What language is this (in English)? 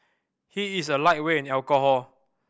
English